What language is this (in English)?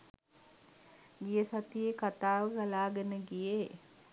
Sinhala